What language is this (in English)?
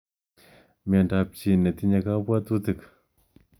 Kalenjin